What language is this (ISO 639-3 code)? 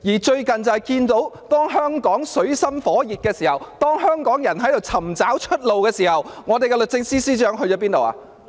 yue